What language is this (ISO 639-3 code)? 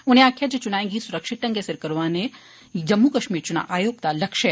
doi